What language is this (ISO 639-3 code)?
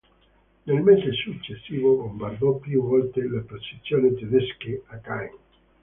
ita